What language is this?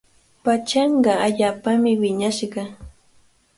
Cajatambo North Lima Quechua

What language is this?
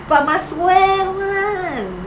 English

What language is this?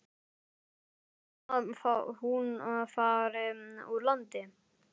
Icelandic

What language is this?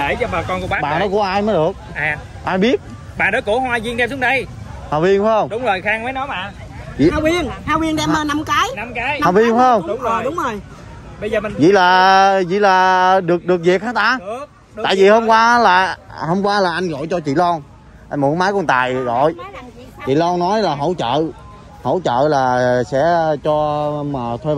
Vietnamese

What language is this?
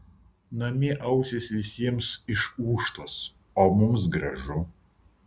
Lithuanian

